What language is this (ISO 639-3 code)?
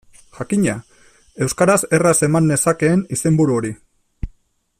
eus